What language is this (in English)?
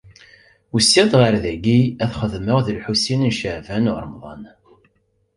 Kabyle